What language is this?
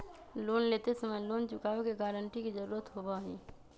Magahi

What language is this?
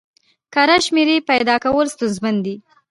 Pashto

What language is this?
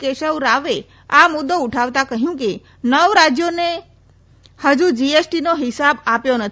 Gujarati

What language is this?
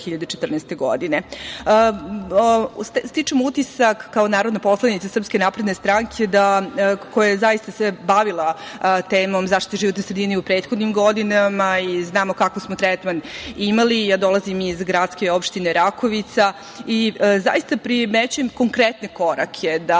Serbian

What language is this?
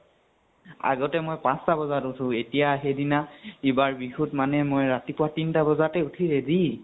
Assamese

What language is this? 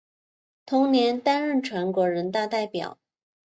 Chinese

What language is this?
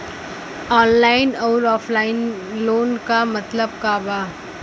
Bhojpuri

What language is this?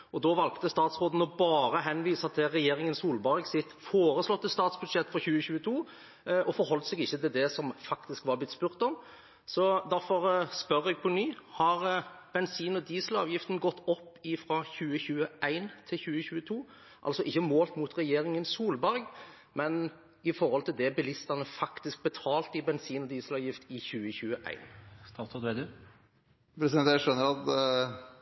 Norwegian Bokmål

